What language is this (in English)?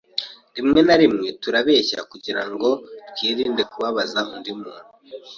Kinyarwanda